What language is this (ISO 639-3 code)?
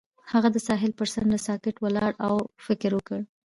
pus